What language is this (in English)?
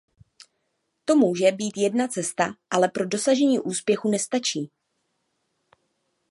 Czech